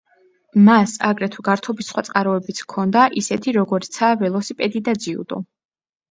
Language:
Georgian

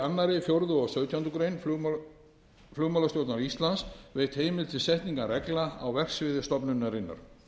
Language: Icelandic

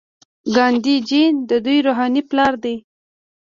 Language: Pashto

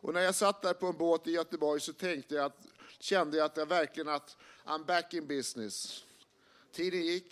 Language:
Swedish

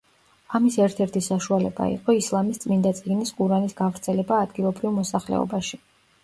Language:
Georgian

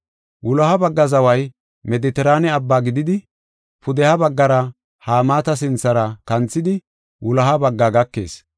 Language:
Gofa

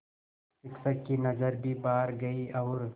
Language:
Hindi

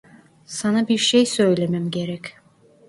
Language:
Turkish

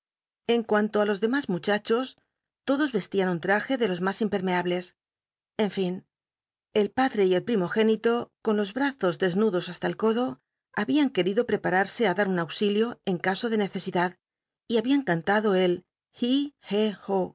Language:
Spanish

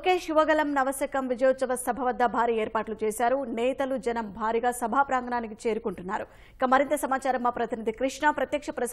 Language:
Hindi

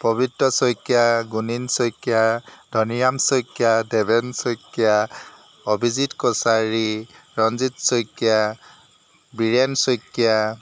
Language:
Assamese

